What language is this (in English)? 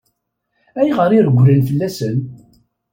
Kabyle